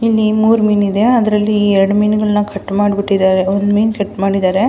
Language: Kannada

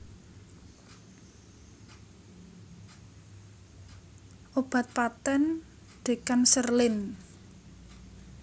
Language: Javanese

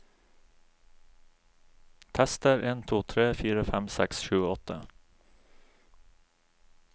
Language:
Norwegian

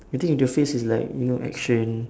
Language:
English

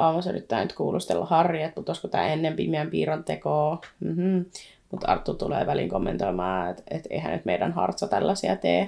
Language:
Finnish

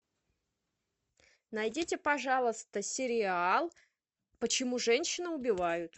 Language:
Russian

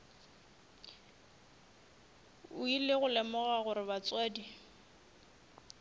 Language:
Northern Sotho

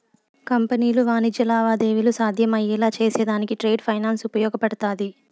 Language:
Telugu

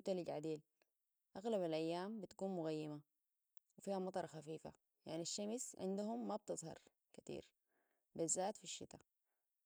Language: Sudanese Arabic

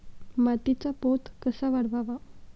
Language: Marathi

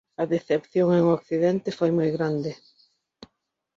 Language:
Galician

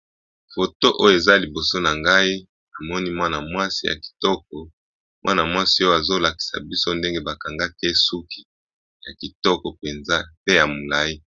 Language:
Lingala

